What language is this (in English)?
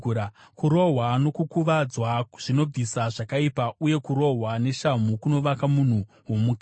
Shona